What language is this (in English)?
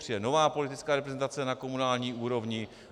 Czech